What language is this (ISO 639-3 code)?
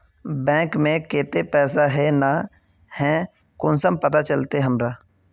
mag